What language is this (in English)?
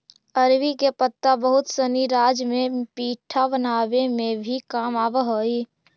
Magahi